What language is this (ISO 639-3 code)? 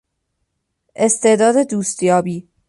fas